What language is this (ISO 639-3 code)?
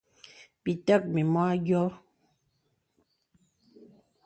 beb